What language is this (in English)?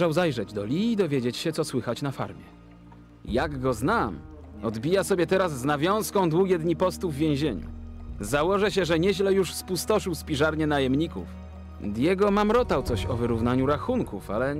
Polish